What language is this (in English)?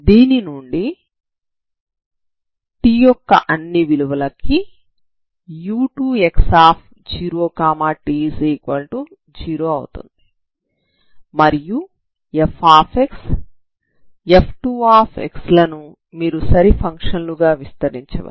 Telugu